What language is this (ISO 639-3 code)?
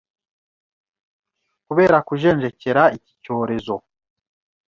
kin